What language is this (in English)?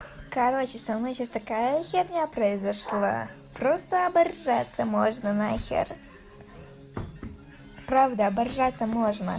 Russian